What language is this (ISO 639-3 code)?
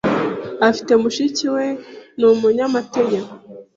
kin